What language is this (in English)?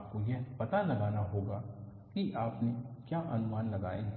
Hindi